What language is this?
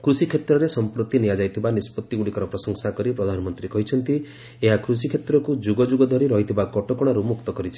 Odia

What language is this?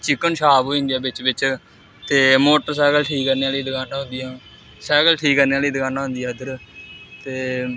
Dogri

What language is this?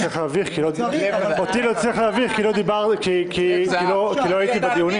Hebrew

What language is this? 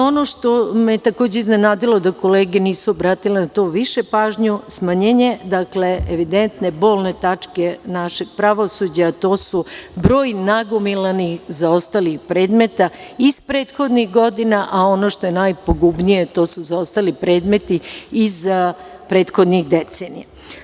Serbian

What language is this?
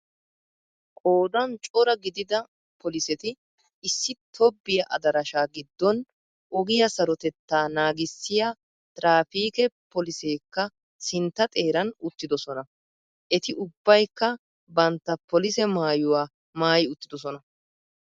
Wolaytta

